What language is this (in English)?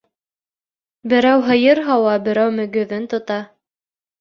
Bashkir